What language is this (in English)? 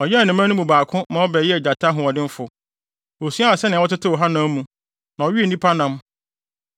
Akan